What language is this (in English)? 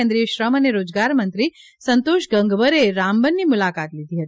Gujarati